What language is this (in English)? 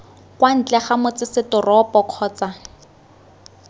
Tswana